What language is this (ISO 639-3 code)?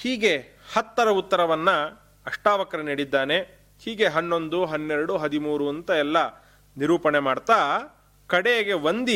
kan